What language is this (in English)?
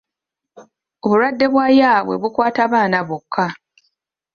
Ganda